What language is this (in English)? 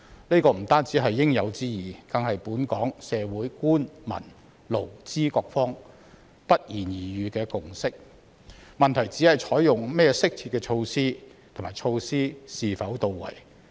Cantonese